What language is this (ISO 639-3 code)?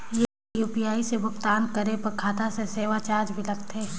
hne